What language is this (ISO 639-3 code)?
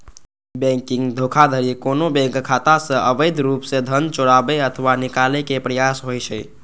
mai